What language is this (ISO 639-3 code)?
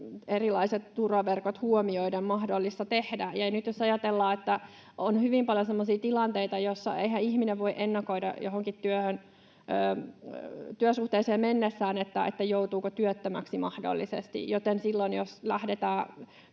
fin